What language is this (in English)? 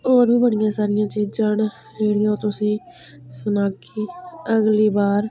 Dogri